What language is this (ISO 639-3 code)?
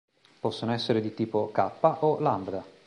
ita